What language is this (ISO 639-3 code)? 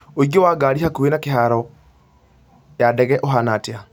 kik